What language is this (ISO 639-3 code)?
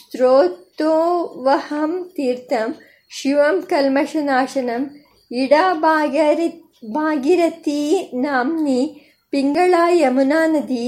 kan